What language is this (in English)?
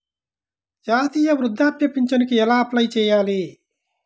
Telugu